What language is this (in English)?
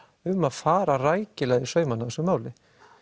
Icelandic